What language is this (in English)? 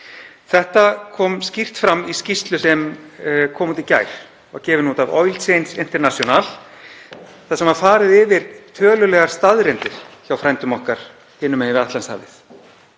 Icelandic